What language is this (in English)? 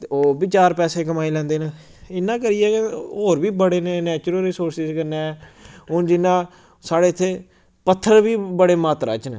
Dogri